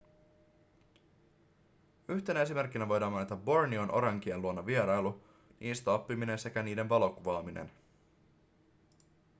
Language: Finnish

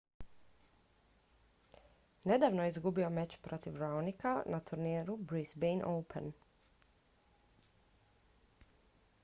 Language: Croatian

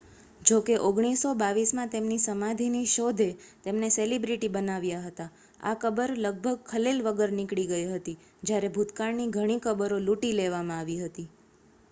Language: Gujarati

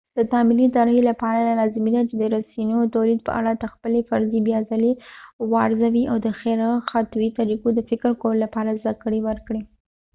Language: Pashto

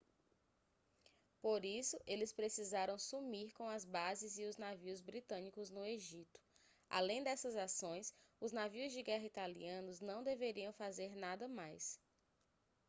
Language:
Portuguese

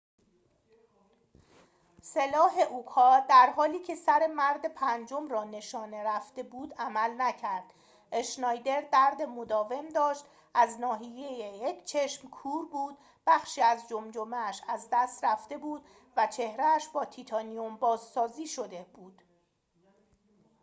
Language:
Persian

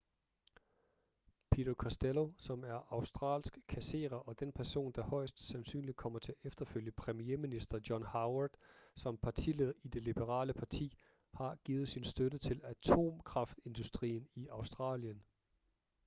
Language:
Danish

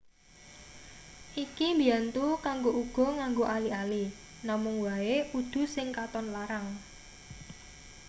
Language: Javanese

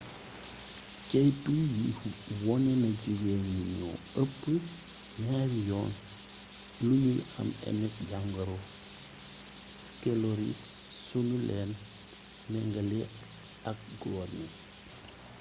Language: Wolof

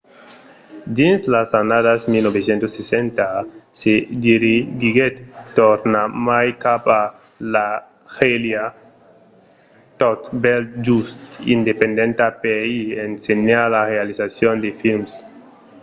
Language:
Occitan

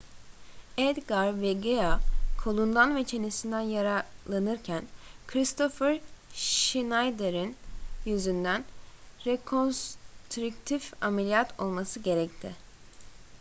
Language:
Turkish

